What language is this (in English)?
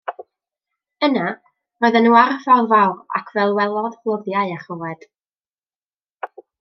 Welsh